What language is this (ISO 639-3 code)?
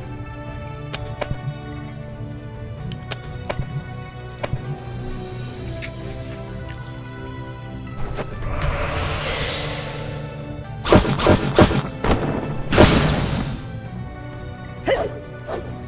zho